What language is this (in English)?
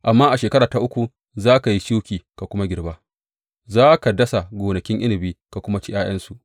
Hausa